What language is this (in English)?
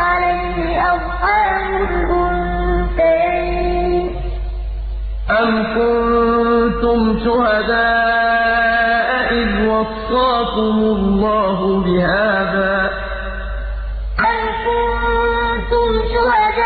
Arabic